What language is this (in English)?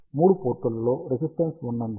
Telugu